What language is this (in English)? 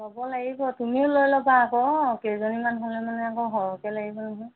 Assamese